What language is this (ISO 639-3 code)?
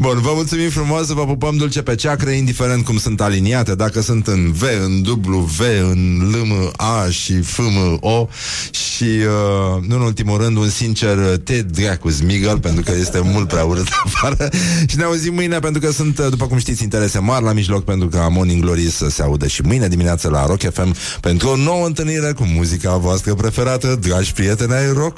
ron